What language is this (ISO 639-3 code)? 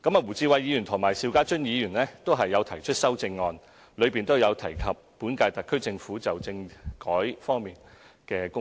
yue